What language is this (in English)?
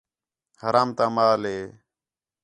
Khetrani